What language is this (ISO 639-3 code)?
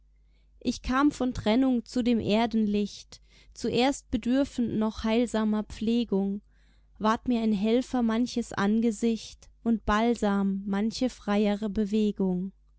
deu